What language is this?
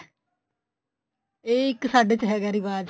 Punjabi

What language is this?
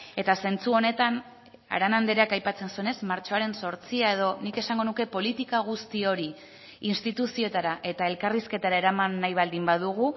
Basque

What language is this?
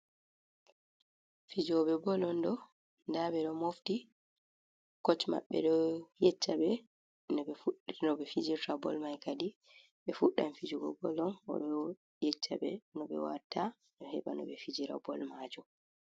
Fula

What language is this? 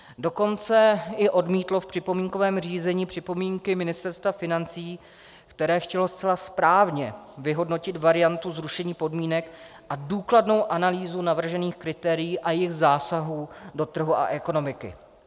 Czech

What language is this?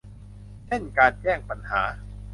Thai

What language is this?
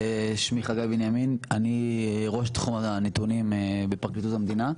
Hebrew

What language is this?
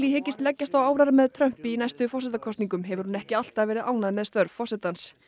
Icelandic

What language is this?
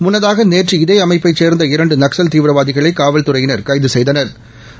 Tamil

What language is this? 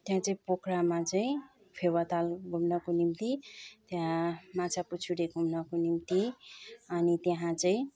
Nepali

